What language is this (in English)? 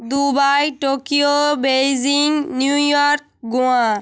Bangla